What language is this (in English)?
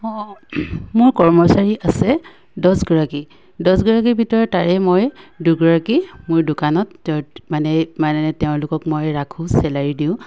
Assamese